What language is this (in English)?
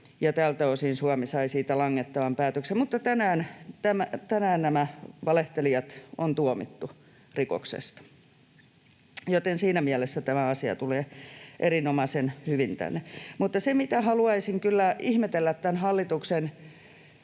Finnish